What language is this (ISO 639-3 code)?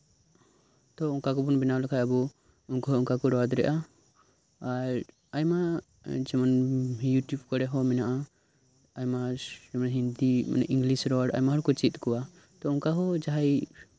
sat